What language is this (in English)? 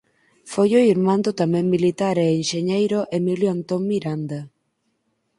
Galician